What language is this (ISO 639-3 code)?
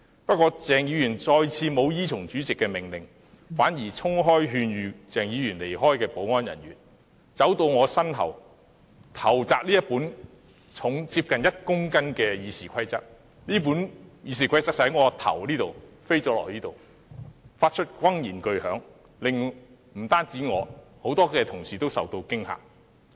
yue